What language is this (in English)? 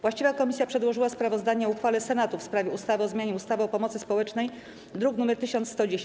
Polish